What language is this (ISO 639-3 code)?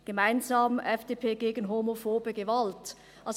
gsw